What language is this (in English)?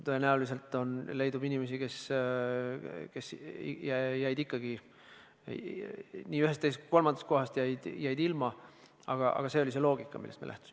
Estonian